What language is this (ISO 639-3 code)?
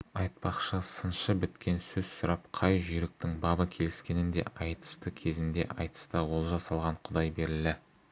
kaz